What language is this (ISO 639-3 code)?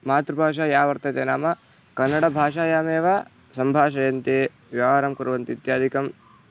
san